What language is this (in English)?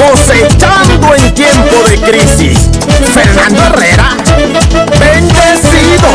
Spanish